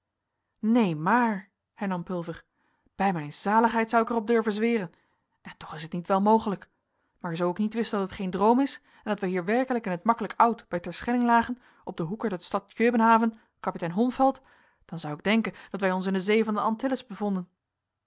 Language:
Dutch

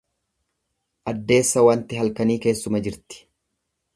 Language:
Oromo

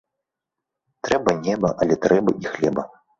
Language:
Belarusian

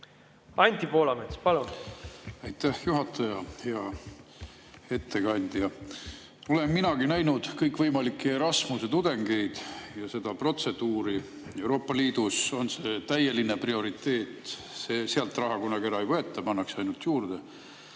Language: Estonian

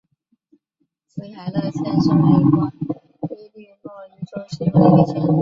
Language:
Chinese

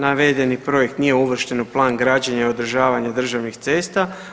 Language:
Croatian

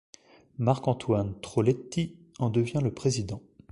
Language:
French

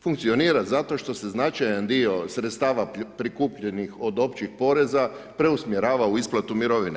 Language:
Croatian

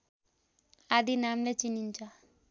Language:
Nepali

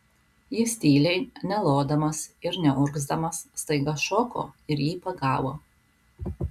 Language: Lithuanian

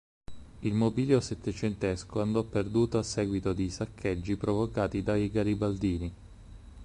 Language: Italian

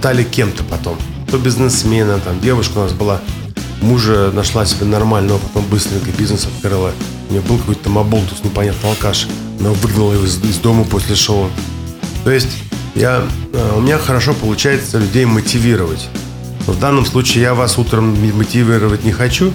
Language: Russian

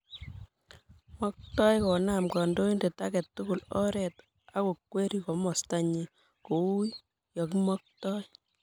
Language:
Kalenjin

